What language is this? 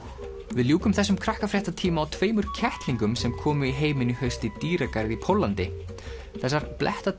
Icelandic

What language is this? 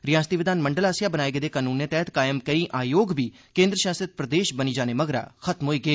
Dogri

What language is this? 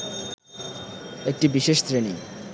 Bangla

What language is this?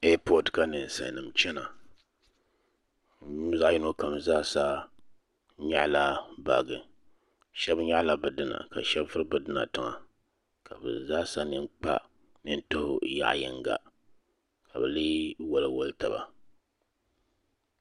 Dagbani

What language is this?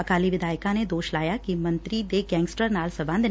Punjabi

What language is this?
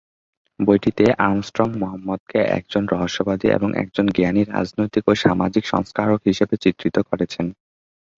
Bangla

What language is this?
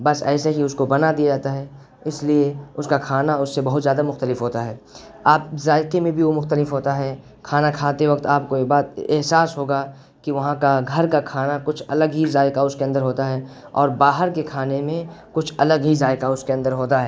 Urdu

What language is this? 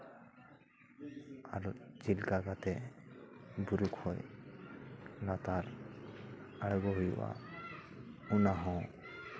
Santali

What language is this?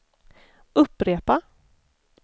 Swedish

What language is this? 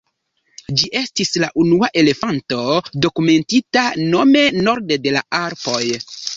Esperanto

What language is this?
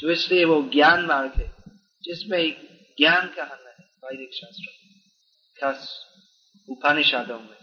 Hindi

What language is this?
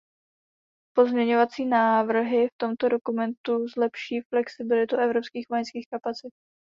Czech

